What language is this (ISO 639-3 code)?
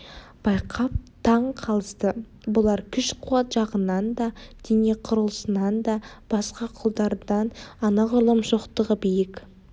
kaz